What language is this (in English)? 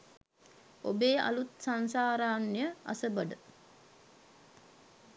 Sinhala